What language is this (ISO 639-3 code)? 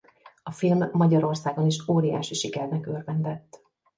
hun